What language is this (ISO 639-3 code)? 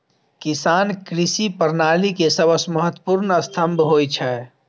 mai